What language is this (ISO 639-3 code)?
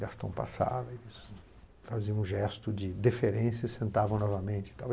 por